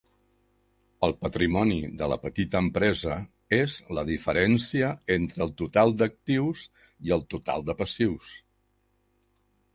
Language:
Catalan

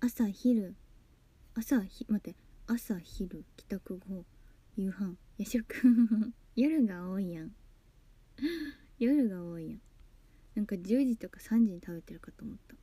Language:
Japanese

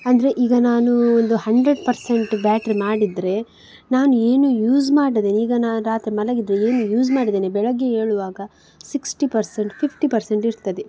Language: Kannada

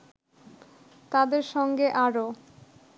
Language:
Bangla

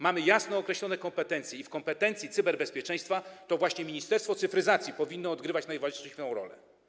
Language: Polish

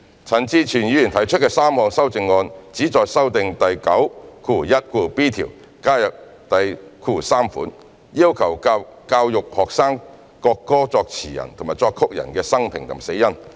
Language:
Cantonese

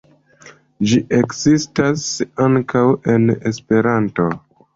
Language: Esperanto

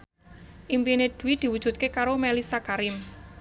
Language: Javanese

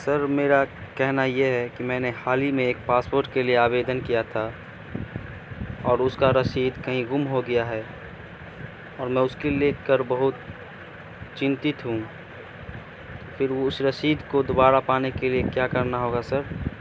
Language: Urdu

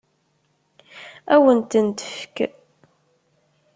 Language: Kabyle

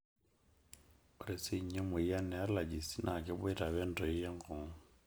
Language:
Masai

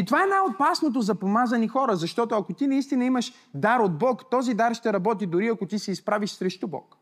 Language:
Bulgarian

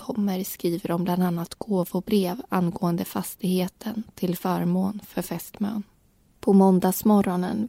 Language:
Swedish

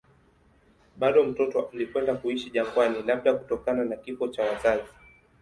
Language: Swahili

